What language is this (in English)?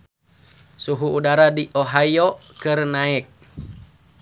Sundanese